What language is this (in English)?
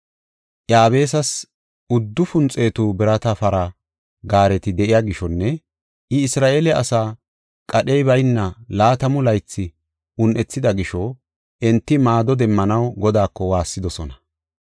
Gofa